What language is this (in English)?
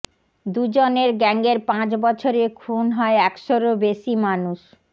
Bangla